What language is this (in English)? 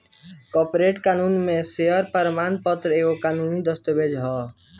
Bhojpuri